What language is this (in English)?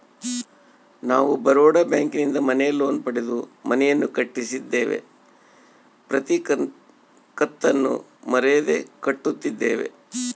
Kannada